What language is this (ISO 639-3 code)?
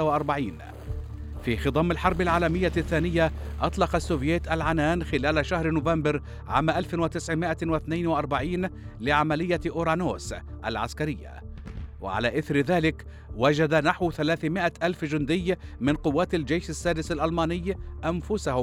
ara